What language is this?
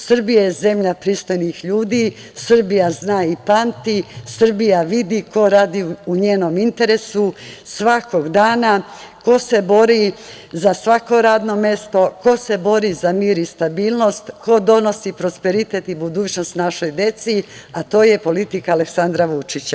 Serbian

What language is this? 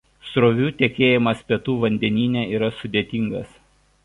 Lithuanian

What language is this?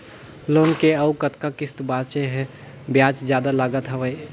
Chhattisgarhi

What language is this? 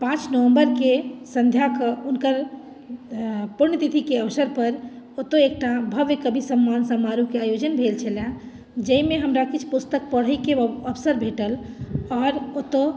Maithili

